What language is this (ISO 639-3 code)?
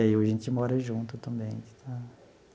por